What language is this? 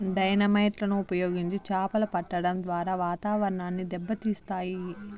Telugu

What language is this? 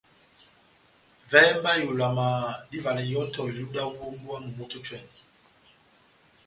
Batanga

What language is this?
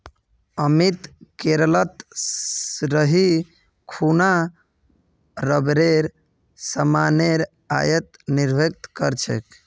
Magahi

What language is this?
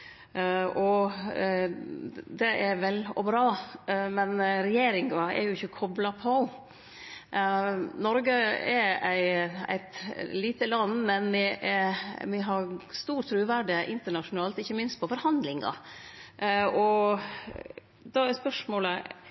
Norwegian Nynorsk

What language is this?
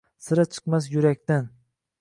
Uzbek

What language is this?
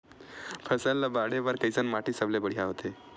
Chhattisgarhi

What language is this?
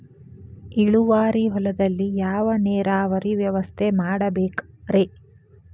Kannada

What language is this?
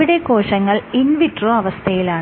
Malayalam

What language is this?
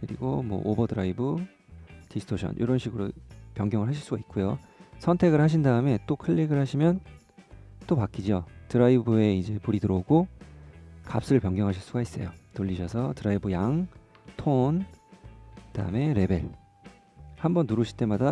Korean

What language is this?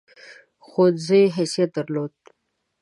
Pashto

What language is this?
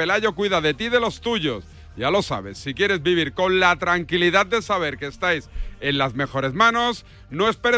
Spanish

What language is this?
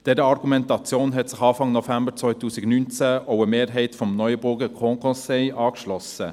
Swiss German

